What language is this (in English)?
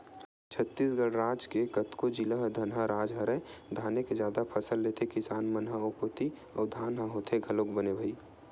Chhattisgarhi